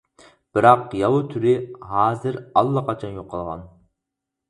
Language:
Uyghur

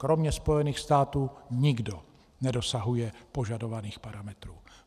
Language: Czech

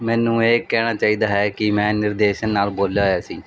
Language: Punjabi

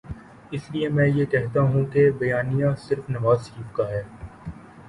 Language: Urdu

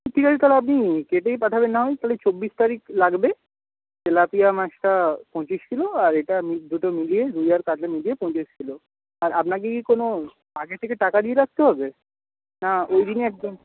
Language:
Bangla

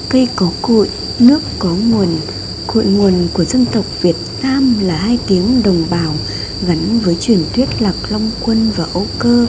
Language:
Vietnamese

